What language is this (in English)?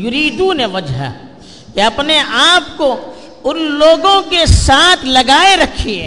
Urdu